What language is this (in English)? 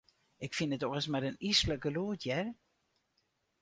Western Frisian